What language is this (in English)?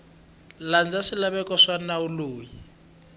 Tsonga